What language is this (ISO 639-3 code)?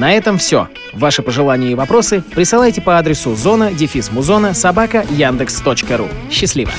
rus